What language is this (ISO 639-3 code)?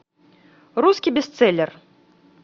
rus